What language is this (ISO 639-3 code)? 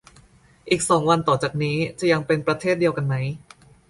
tha